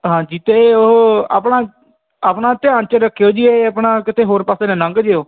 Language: Punjabi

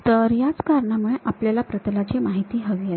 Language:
Marathi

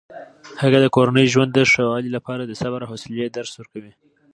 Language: Pashto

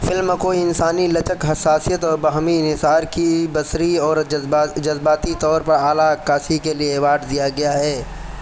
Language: Urdu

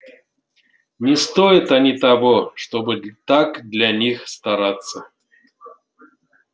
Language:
Russian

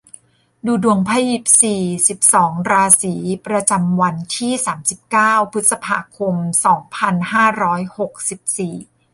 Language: Thai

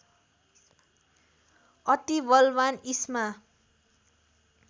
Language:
Nepali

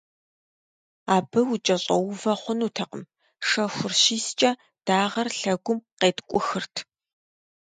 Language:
Kabardian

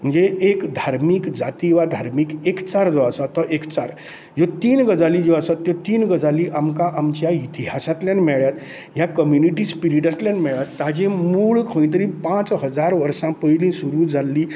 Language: Konkani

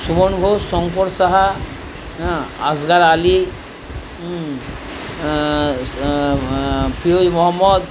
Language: Bangla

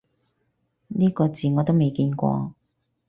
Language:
Cantonese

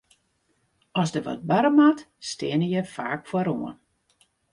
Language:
Western Frisian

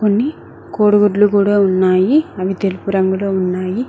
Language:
Telugu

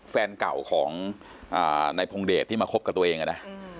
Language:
Thai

